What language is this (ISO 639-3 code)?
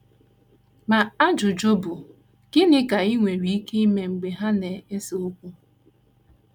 ibo